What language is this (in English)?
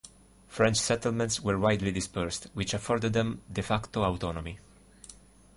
English